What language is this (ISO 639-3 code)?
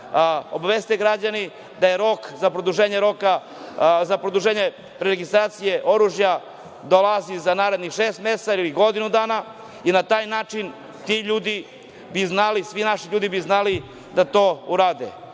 srp